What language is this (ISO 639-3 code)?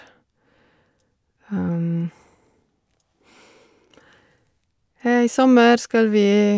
nor